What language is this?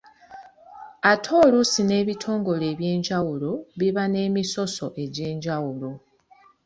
Ganda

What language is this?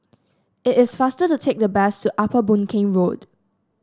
English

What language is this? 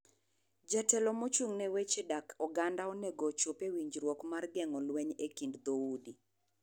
Luo (Kenya and Tanzania)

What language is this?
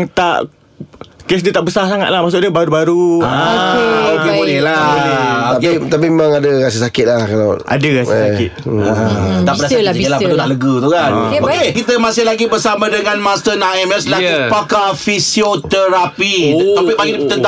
Malay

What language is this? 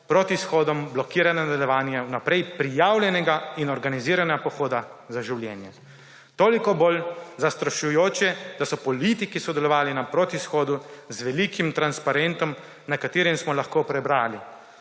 Slovenian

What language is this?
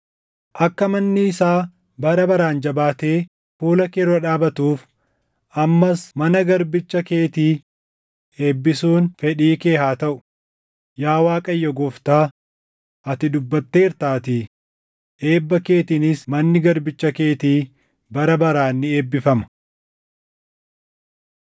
Oromo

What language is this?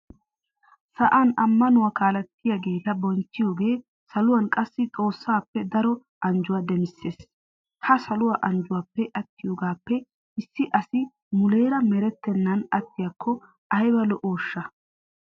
Wolaytta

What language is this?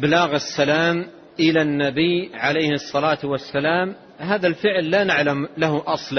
Arabic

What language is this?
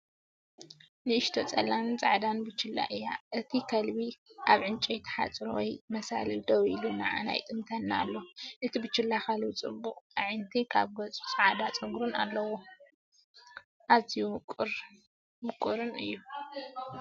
Tigrinya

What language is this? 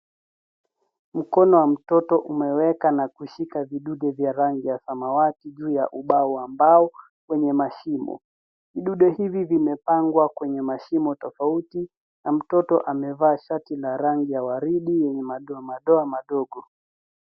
Swahili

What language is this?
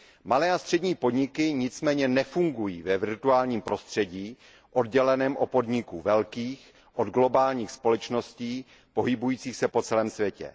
Czech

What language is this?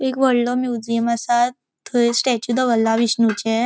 Konkani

